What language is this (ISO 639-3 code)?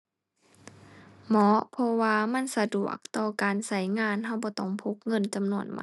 tha